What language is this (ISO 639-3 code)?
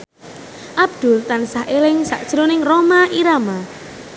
jav